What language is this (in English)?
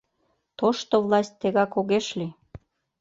Mari